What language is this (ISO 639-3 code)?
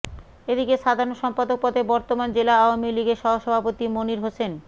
ben